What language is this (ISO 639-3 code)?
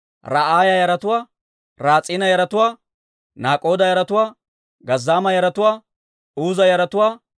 dwr